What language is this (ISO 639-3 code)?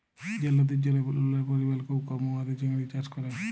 ben